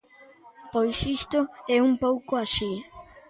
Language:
Galician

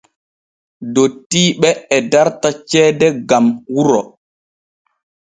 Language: Borgu Fulfulde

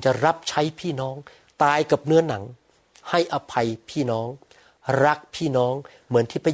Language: Thai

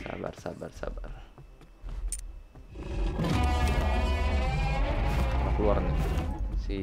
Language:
Indonesian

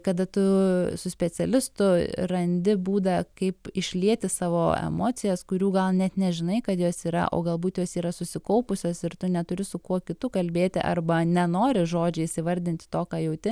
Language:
Lithuanian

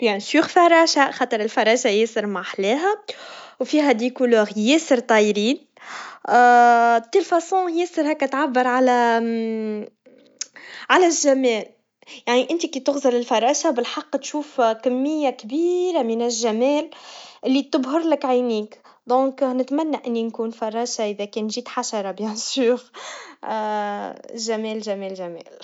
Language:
Tunisian Arabic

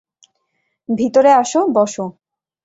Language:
Bangla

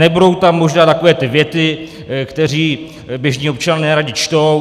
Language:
Czech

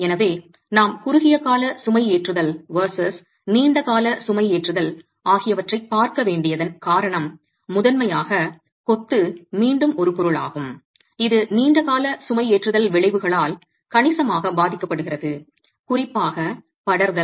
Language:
Tamil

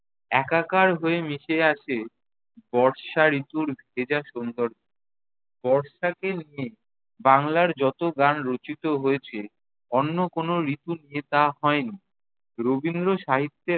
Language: Bangla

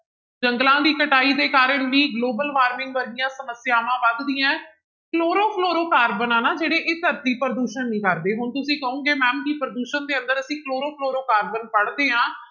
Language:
Punjabi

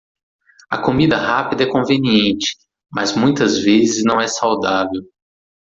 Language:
Portuguese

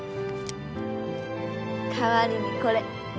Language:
Japanese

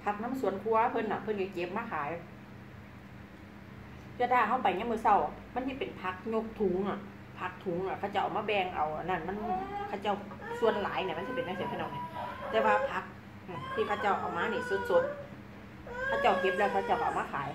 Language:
Thai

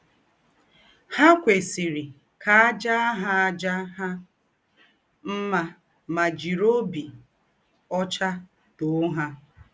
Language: Igbo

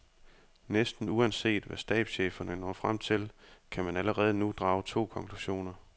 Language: Danish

